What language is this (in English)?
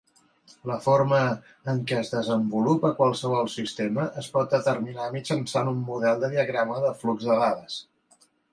Catalan